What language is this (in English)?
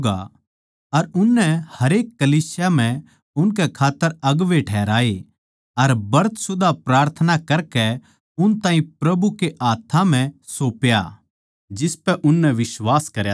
Haryanvi